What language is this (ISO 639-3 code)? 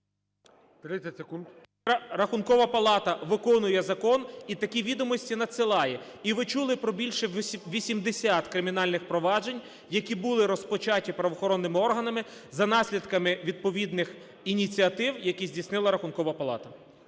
ukr